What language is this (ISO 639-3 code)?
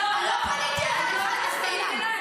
heb